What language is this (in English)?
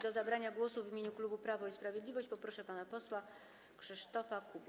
Polish